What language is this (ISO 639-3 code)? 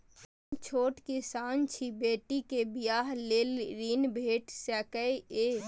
mai